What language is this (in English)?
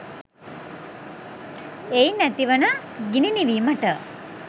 Sinhala